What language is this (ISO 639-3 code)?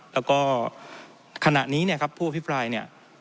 tha